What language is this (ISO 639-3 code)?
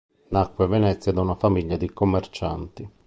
ita